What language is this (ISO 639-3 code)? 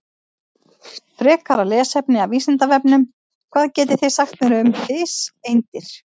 isl